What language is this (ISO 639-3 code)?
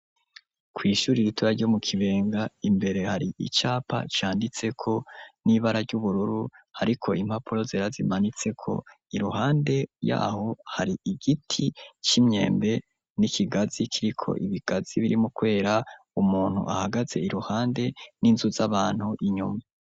run